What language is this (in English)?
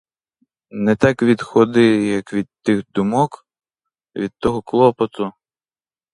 Ukrainian